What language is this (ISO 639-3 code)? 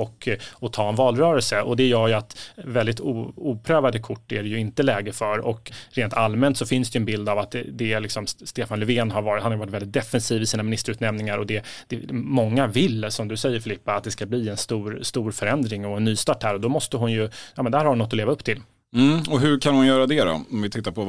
swe